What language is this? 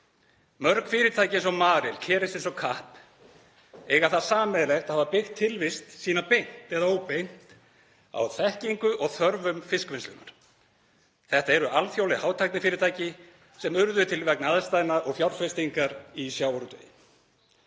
Icelandic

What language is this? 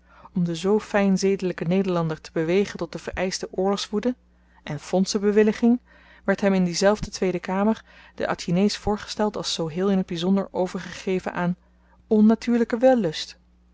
Dutch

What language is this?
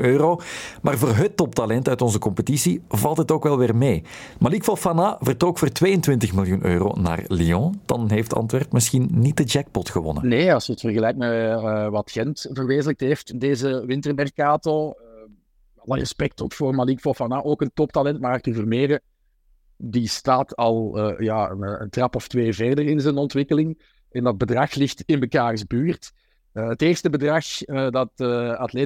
Dutch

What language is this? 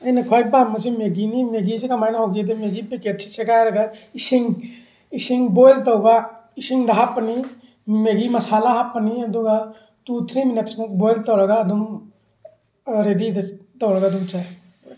Manipuri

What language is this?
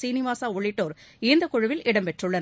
Tamil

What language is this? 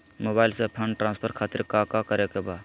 Magahi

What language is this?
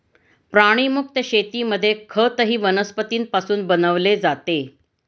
Marathi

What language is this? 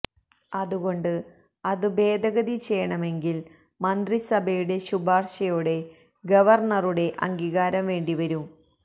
Malayalam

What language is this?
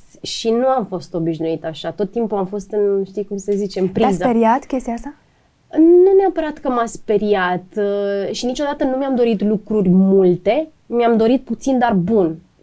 Romanian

